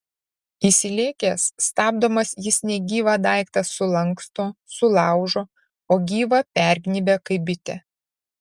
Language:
Lithuanian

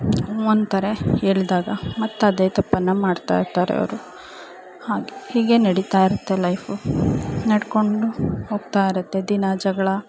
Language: Kannada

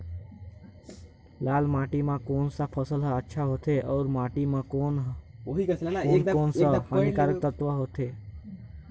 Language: Chhattisgarhi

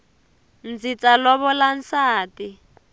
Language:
Tsonga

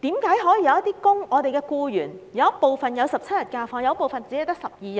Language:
Cantonese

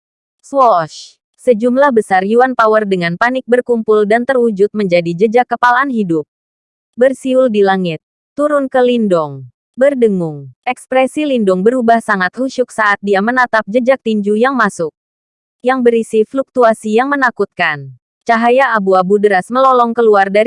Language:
Indonesian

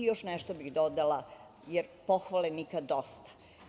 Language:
Serbian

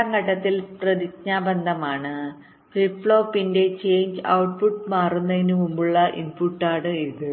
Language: Malayalam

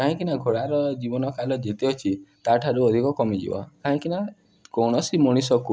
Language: Odia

